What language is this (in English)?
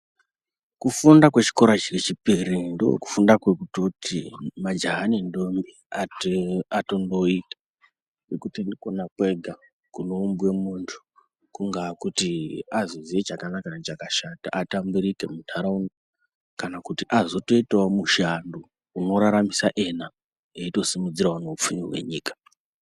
Ndau